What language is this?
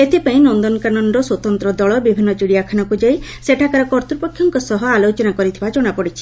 Odia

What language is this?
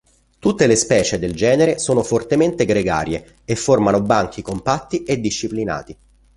Italian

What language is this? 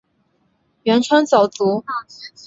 Chinese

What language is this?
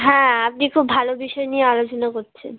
Bangla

